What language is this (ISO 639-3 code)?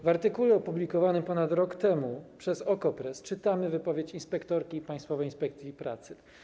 pol